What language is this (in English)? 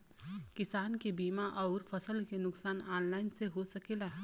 Bhojpuri